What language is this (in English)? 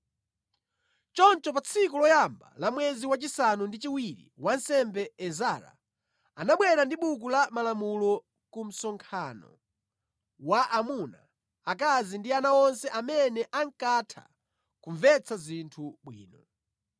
Nyanja